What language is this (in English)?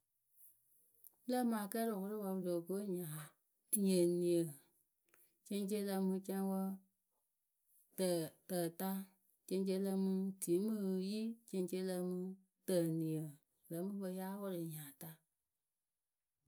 Akebu